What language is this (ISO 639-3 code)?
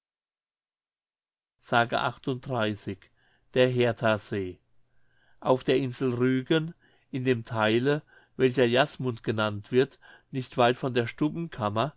deu